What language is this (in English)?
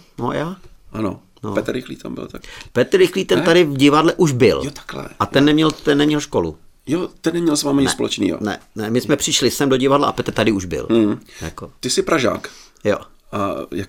Czech